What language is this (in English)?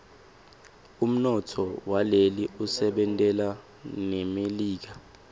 Swati